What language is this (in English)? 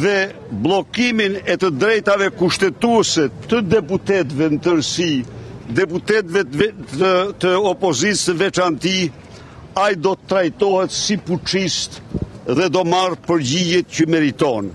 Romanian